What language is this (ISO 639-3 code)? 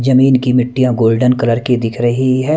hin